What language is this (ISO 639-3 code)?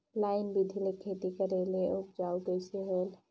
hne